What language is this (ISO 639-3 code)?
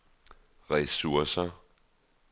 dan